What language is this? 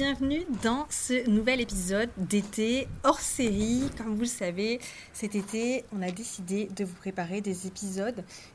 French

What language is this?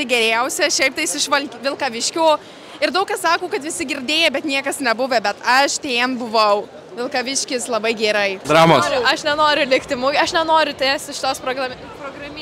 Lithuanian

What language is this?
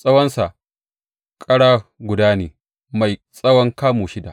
Hausa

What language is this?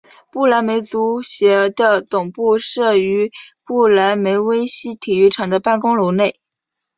Chinese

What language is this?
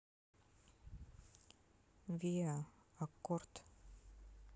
Russian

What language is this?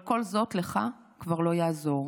Hebrew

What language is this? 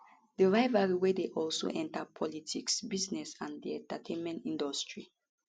Nigerian Pidgin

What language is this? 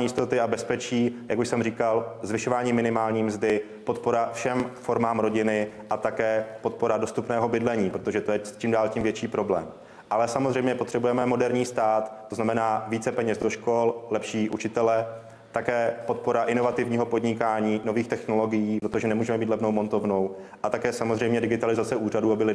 Czech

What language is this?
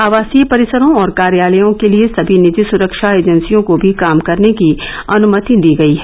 Hindi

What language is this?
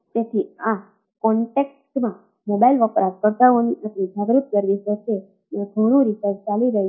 Gujarati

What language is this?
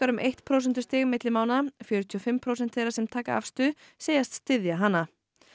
Icelandic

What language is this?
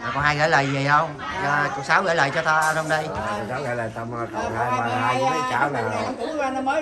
Vietnamese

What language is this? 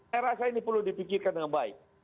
Indonesian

